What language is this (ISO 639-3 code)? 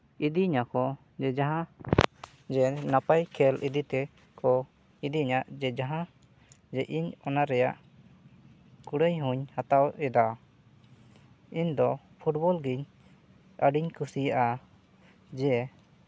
sat